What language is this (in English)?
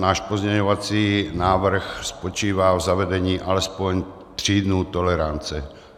Czech